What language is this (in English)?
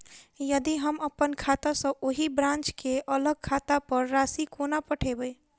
Maithili